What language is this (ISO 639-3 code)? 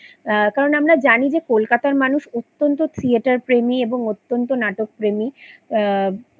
ben